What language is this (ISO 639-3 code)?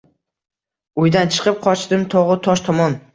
uzb